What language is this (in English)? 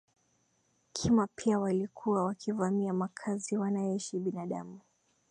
Swahili